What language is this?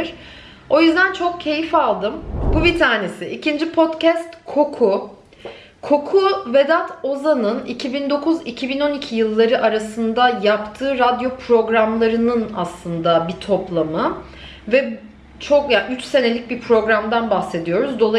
Turkish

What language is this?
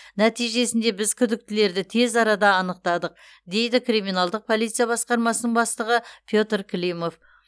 Kazakh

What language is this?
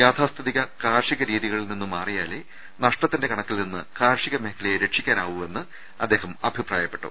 Malayalam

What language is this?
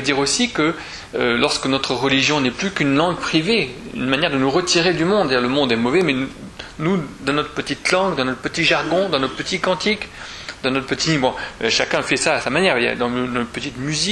French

